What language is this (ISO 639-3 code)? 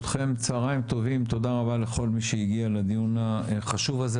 heb